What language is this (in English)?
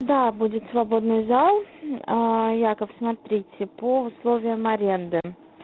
Russian